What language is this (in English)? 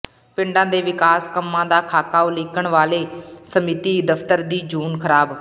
Punjabi